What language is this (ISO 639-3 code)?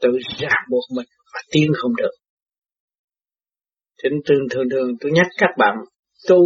vie